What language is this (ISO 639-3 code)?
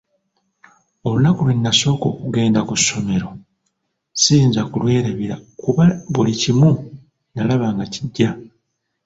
lug